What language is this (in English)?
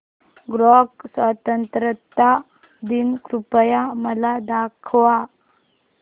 Marathi